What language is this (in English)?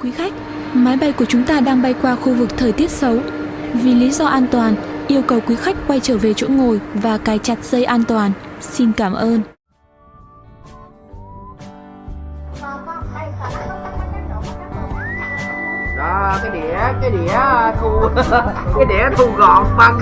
Vietnamese